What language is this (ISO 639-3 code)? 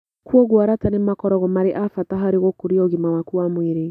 kik